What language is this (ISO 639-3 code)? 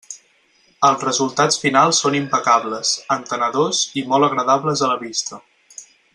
cat